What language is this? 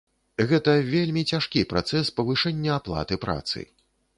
Belarusian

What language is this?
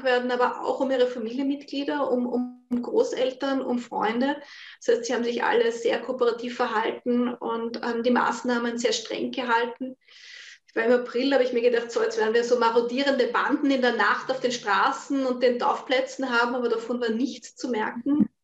German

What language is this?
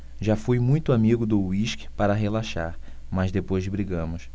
Portuguese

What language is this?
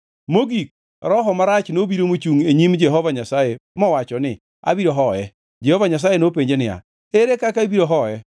Luo (Kenya and Tanzania)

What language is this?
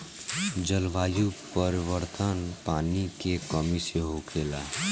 Bhojpuri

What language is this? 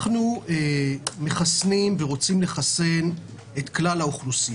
Hebrew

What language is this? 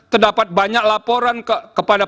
Indonesian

